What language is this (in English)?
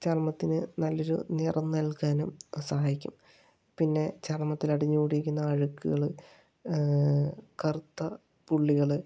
Malayalam